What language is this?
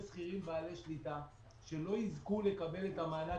Hebrew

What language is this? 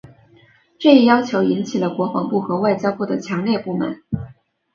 Chinese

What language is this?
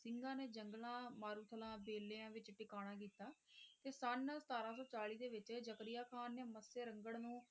Punjabi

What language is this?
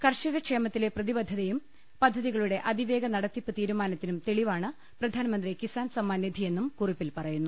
Malayalam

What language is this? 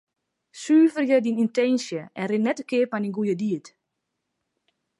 Western Frisian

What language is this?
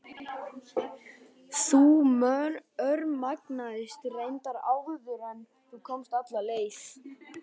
Icelandic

